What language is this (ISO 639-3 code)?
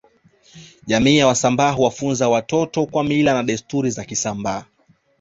swa